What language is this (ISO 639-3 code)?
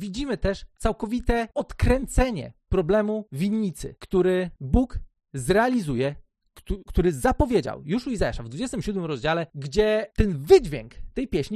pol